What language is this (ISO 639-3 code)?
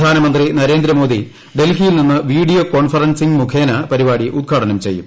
mal